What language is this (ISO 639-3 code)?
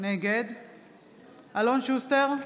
heb